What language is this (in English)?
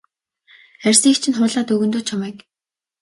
Mongolian